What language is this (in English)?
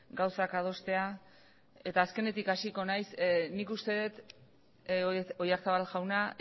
Basque